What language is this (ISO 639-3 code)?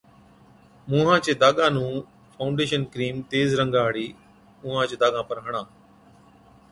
odk